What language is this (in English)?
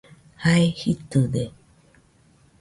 Nüpode Huitoto